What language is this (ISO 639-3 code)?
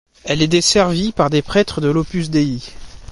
fra